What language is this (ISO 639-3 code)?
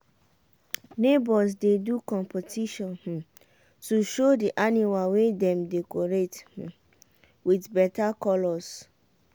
pcm